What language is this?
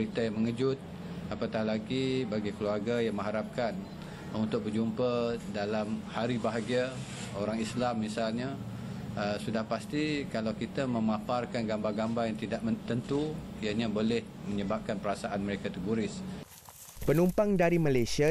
Malay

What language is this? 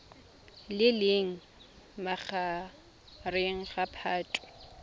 Tswana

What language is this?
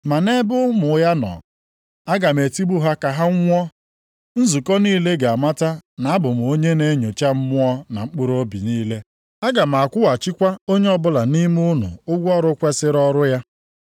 Igbo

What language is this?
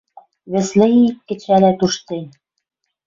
Western Mari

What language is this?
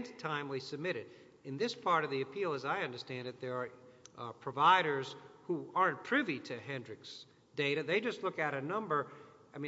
English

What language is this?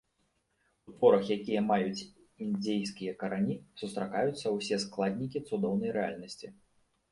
Belarusian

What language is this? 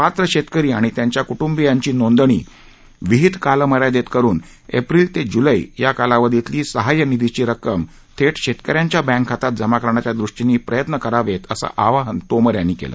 Marathi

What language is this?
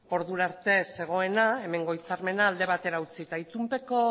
Basque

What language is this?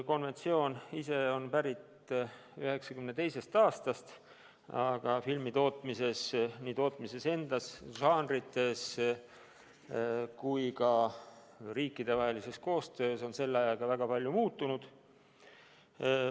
Estonian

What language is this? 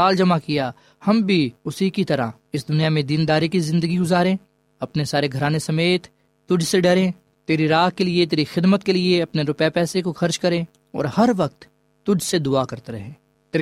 Urdu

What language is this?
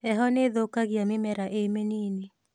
Kikuyu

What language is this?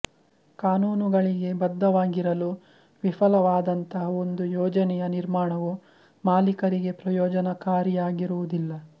Kannada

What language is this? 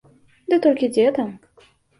Belarusian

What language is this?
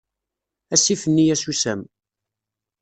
Kabyle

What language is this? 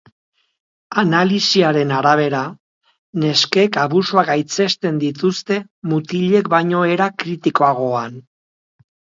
Basque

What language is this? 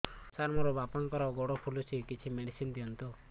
Odia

